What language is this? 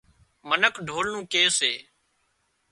Wadiyara Koli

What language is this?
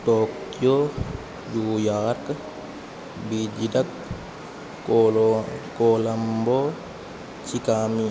Sanskrit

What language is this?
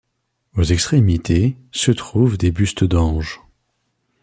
French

